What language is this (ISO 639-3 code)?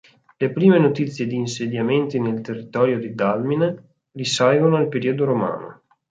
ita